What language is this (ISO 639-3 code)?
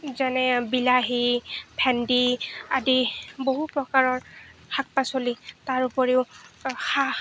asm